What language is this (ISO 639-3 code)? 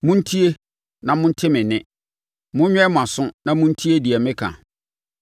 aka